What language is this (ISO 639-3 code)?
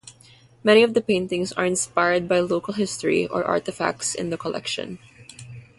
eng